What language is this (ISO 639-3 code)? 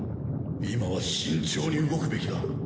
jpn